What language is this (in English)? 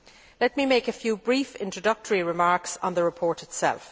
English